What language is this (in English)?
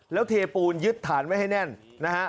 Thai